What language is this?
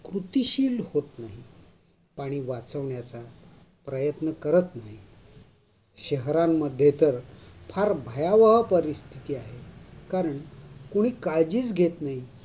Marathi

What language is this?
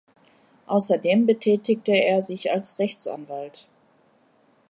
German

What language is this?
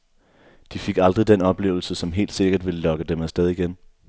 Danish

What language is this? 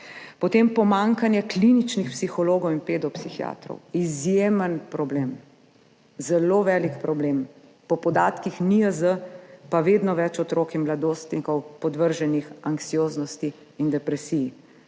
Slovenian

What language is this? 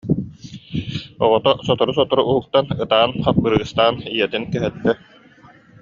Yakut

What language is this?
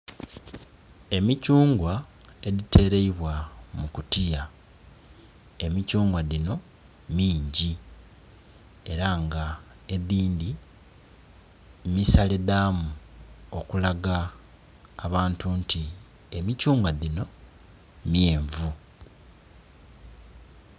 Soga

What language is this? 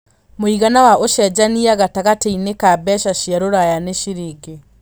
Kikuyu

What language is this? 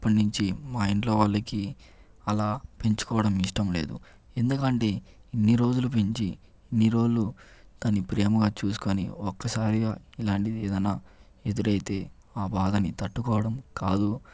Telugu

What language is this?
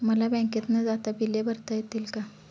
Marathi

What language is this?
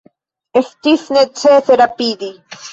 Esperanto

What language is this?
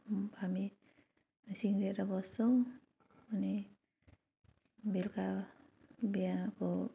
Nepali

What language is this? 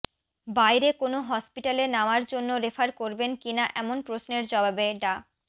Bangla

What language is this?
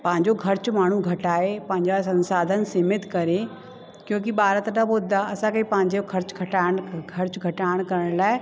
Sindhi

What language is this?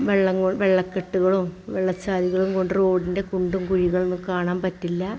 Malayalam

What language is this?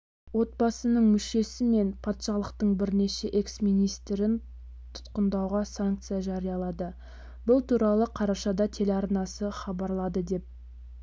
Kazakh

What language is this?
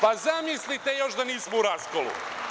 Serbian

